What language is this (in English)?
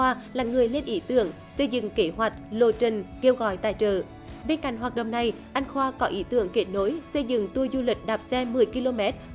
Vietnamese